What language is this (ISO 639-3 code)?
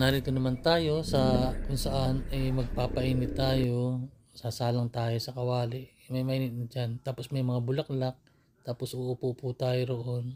fil